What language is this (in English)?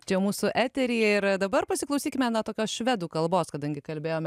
Lithuanian